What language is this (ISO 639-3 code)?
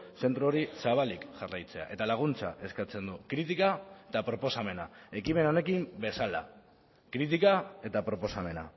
eus